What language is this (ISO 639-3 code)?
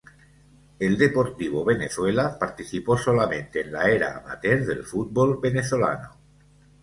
spa